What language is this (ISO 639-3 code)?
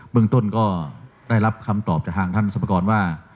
tha